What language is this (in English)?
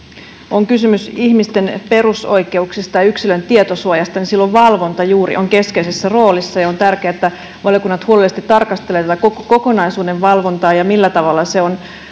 Finnish